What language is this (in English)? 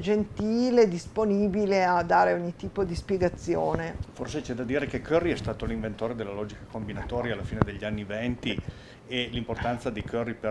Italian